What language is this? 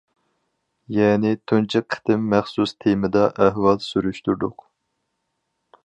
Uyghur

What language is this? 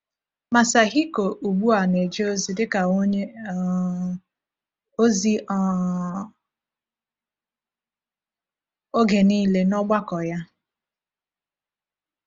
Igbo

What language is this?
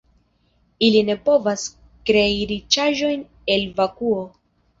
Esperanto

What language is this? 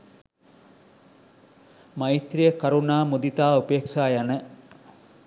Sinhala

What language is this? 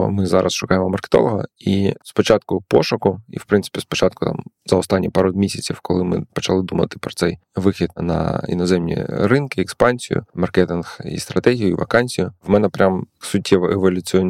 Ukrainian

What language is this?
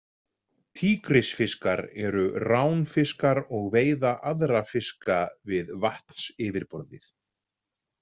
Icelandic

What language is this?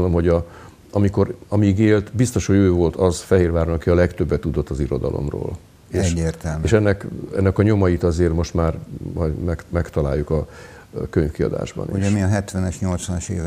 Hungarian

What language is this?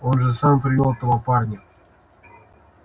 Russian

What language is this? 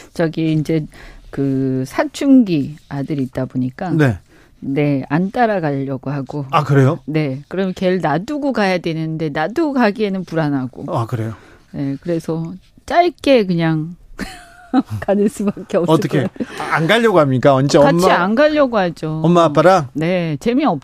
Korean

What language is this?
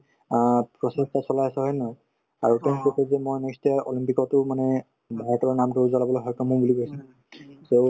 Assamese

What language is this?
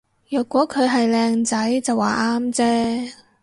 Cantonese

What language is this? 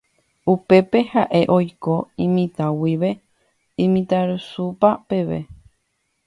Guarani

